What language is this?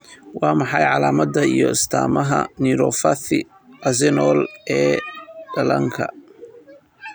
Somali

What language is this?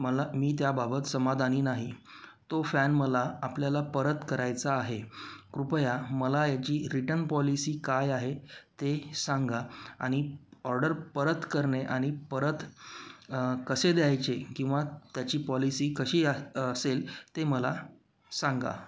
Marathi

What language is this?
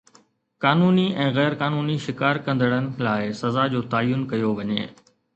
Sindhi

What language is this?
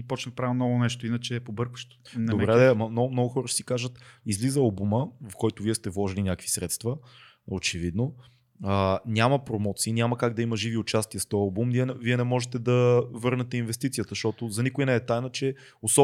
Bulgarian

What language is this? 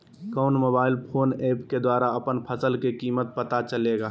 Magahi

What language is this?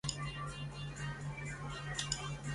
Chinese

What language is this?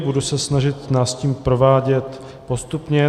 Czech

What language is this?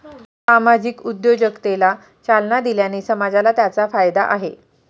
Marathi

